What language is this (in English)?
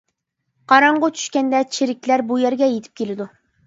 Uyghur